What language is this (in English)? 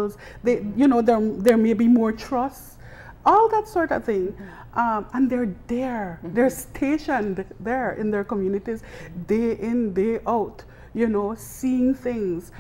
English